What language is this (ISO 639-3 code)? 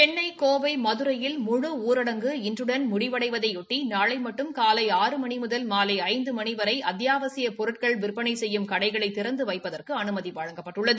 tam